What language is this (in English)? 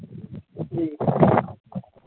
Hindi